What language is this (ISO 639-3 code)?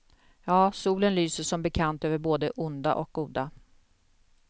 swe